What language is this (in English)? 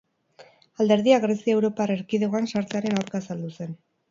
Basque